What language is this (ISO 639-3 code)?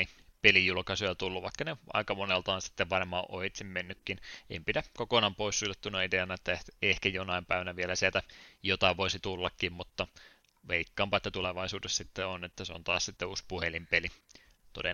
fin